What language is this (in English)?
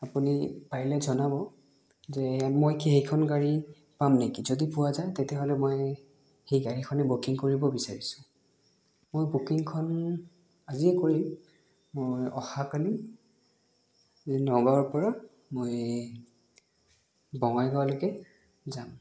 Assamese